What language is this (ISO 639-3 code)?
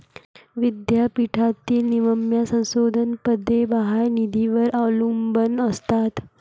mar